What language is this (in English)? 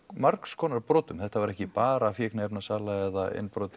Icelandic